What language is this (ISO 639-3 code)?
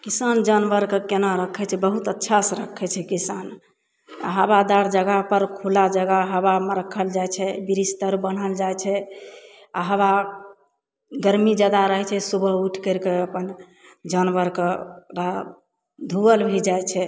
mai